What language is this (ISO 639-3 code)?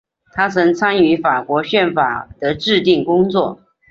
zho